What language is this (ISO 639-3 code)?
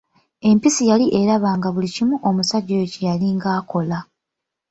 lug